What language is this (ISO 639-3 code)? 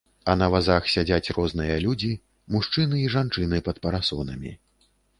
bel